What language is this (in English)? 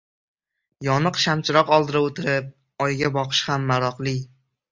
Uzbek